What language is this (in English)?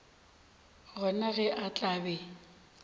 Northern Sotho